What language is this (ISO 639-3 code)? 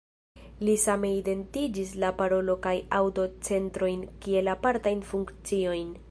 epo